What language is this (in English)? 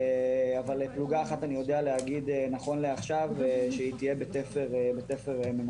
Hebrew